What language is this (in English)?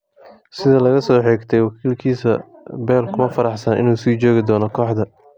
Somali